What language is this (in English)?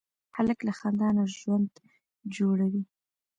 Pashto